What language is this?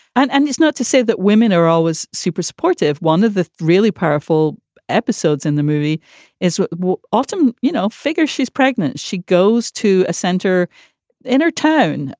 English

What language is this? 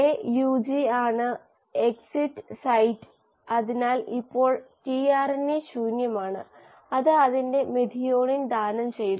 Malayalam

